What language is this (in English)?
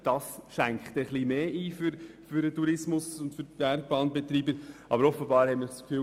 Swiss German